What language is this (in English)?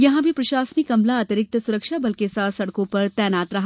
Hindi